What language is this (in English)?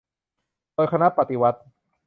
Thai